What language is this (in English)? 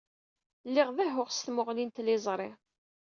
Kabyle